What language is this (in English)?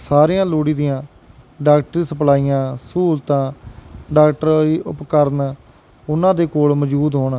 Punjabi